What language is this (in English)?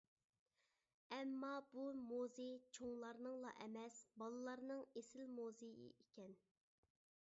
Uyghur